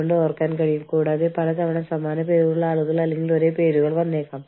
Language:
Malayalam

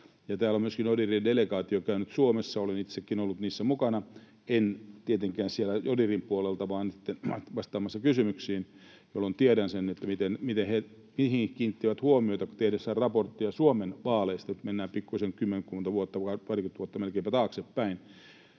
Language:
Finnish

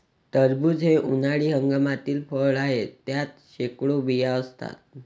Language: Marathi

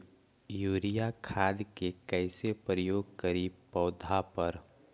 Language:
Magahi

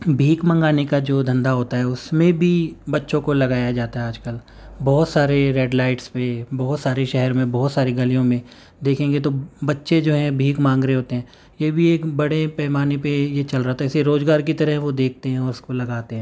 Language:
Urdu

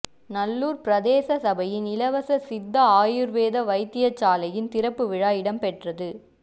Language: Tamil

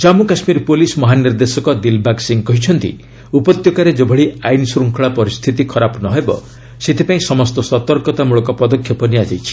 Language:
Odia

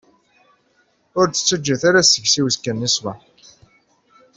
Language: Kabyle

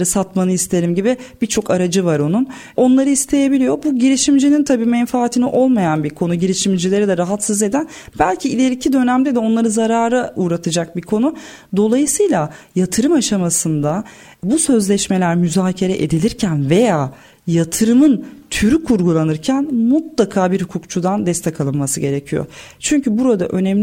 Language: Turkish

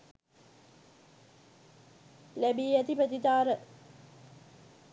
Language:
Sinhala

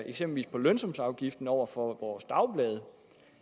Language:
Danish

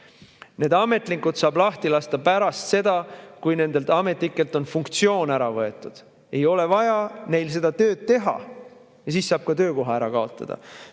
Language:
Estonian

